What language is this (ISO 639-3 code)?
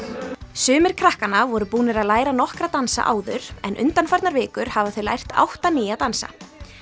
isl